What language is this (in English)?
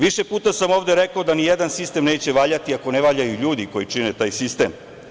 Serbian